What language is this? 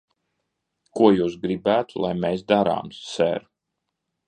Latvian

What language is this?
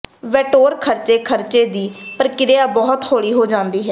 Punjabi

